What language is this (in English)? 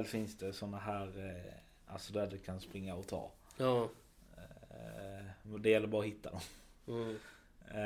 Swedish